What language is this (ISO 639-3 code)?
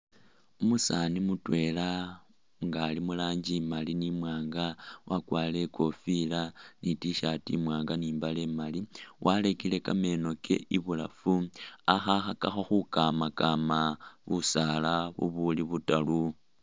myx